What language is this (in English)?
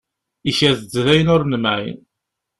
Kabyle